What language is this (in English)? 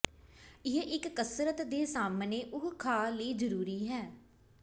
Punjabi